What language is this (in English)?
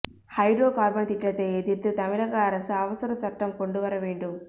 Tamil